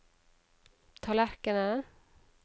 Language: Norwegian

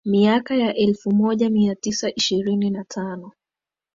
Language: Swahili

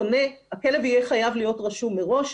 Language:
Hebrew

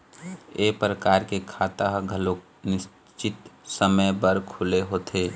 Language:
Chhattisgarhi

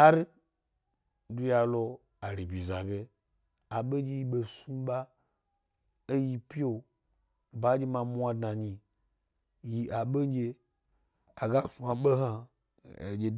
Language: Gbari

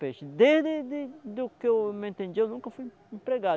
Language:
Portuguese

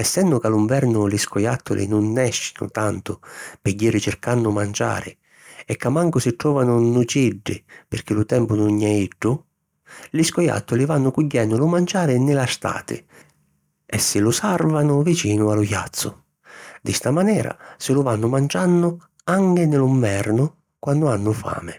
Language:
Sicilian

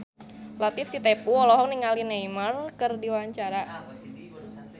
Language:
Sundanese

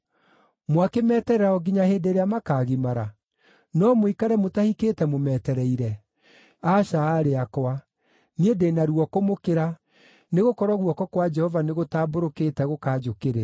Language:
Kikuyu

